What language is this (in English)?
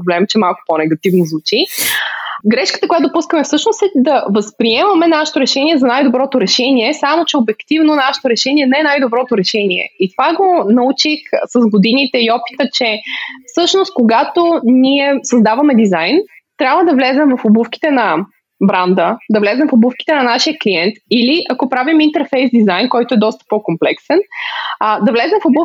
Bulgarian